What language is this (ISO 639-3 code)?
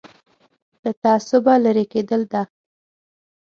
pus